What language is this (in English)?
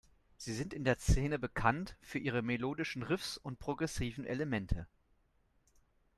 German